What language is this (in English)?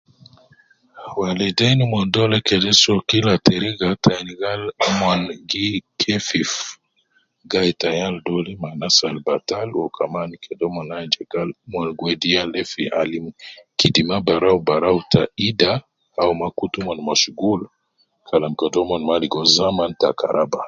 Nubi